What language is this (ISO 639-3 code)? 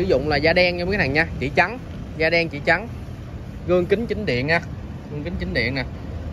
vie